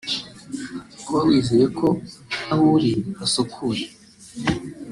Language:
Kinyarwanda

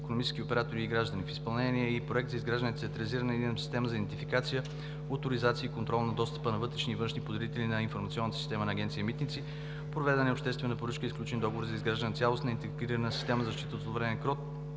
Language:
Bulgarian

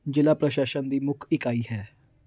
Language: Punjabi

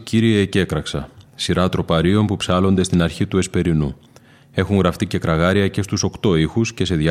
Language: Greek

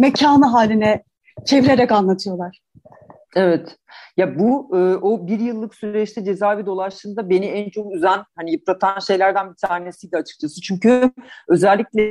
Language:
Turkish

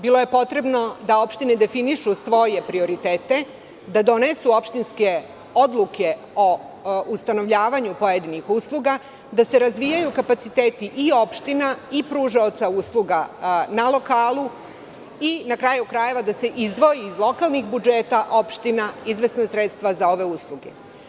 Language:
Serbian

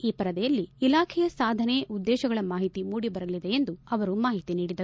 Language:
Kannada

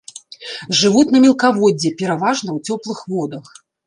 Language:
Belarusian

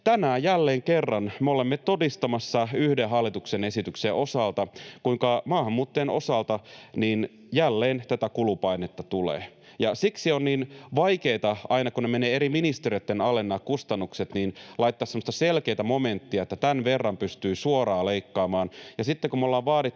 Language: Finnish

